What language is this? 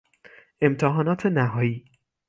Persian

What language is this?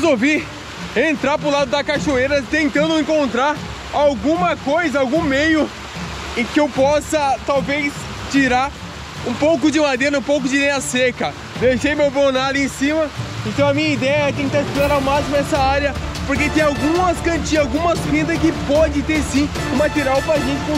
Portuguese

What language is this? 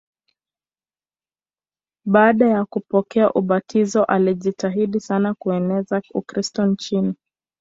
Swahili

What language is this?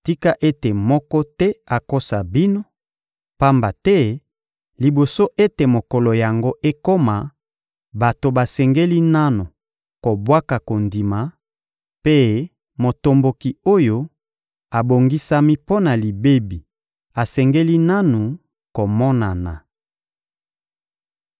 Lingala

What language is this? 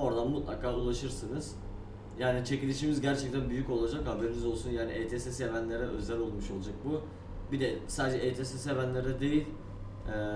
Turkish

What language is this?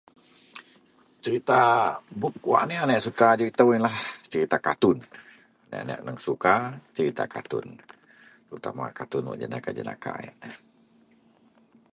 Central Melanau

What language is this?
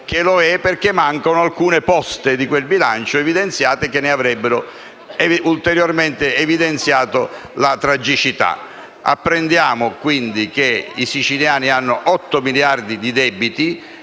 Italian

